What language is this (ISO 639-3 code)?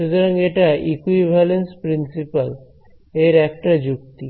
ben